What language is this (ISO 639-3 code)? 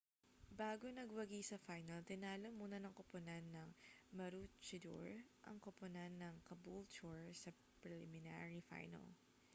fil